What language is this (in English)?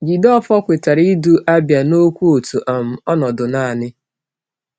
Igbo